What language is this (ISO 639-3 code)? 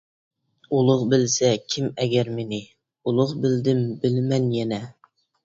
uig